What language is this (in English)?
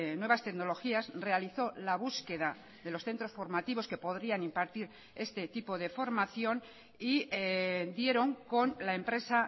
Spanish